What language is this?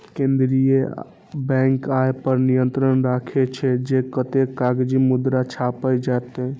Maithili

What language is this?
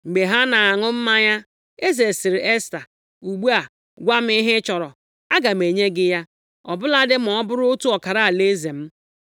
Igbo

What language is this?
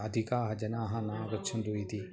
Sanskrit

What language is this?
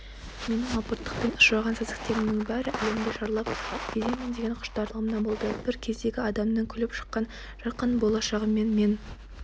Kazakh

